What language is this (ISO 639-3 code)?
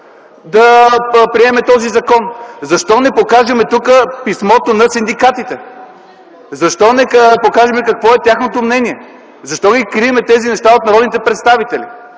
bul